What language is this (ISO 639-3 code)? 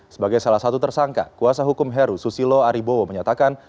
ind